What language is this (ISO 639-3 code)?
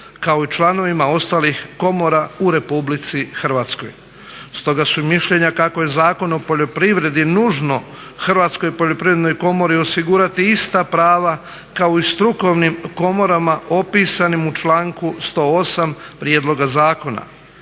hrv